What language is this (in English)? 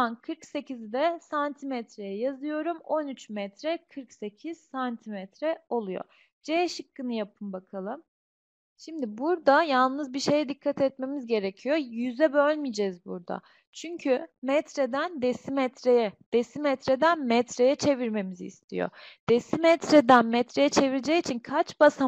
Turkish